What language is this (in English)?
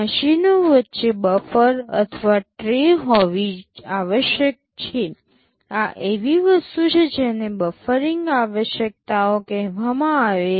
Gujarati